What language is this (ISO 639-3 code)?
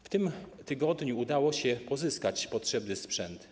pol